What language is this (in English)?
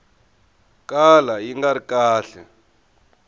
Tsonga